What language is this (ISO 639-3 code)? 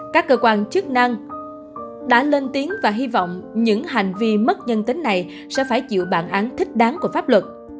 vie